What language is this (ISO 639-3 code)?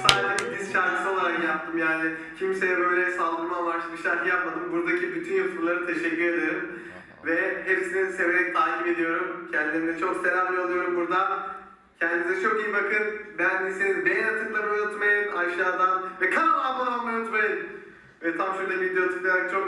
tur